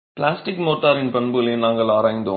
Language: Tamil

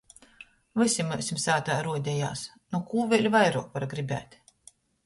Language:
Latgalian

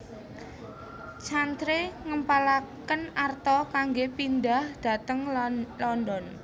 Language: Javanese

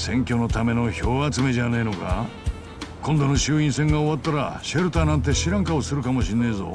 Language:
Japanese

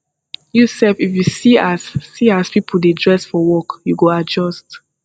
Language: Nigerian Pidgin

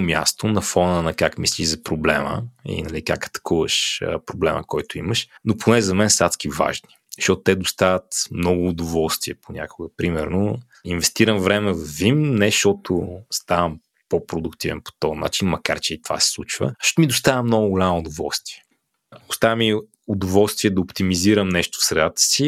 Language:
Bulgarian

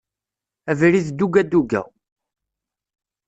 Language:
Kabyle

